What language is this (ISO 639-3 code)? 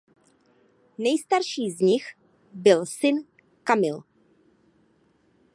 ces